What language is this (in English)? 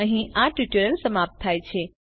Gujarati